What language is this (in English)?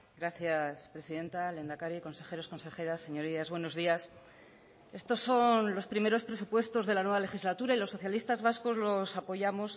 Spanish